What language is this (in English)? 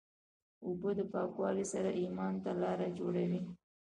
Pashto